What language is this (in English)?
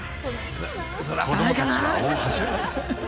Japanese